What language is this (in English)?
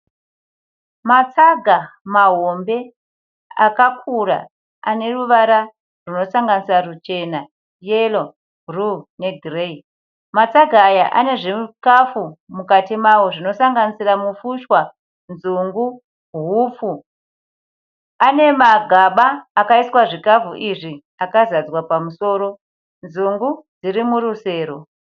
Shona